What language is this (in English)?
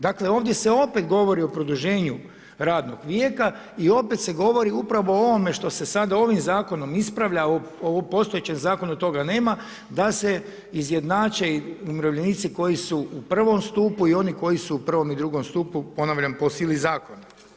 Croatian